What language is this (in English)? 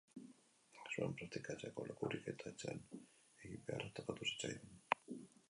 Basque